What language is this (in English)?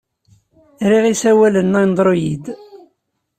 Kabyle